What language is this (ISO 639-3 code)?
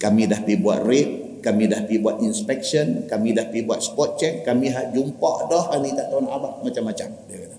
msa